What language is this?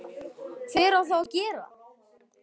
Icelandic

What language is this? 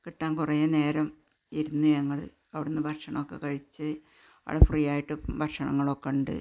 Malayalam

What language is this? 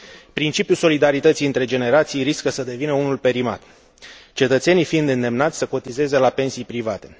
Romanian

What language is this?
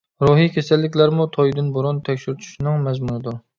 Uyghur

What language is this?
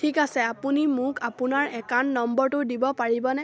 Assamese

